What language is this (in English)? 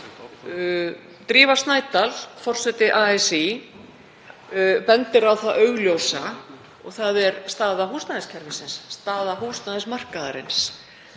Icelandic